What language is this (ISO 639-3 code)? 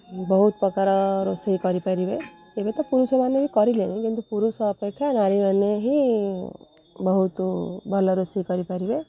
ori